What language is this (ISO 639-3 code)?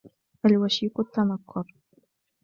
ara